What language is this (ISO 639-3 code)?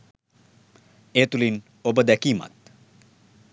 sin